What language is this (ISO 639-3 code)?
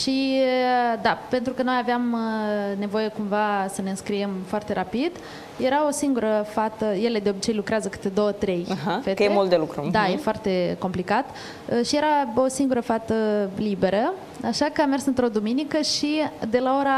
ron